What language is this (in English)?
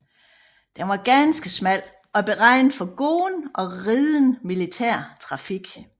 Danish